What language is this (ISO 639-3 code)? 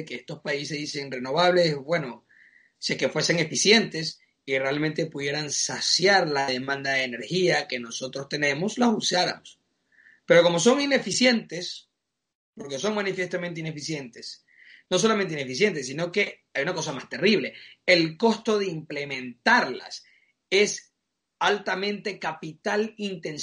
spa